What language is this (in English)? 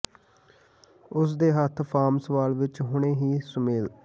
Punjabi